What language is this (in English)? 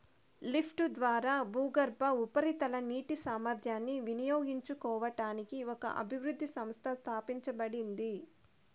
Telugu